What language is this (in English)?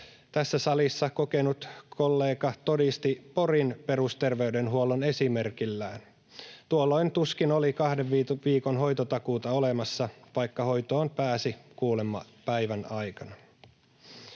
Finnish